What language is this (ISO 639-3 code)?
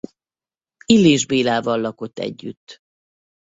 hun